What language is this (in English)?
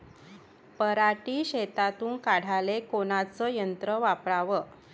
Marathi